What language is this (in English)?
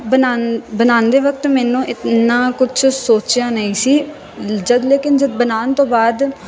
Punjabi